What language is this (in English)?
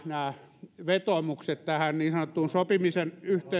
Finnish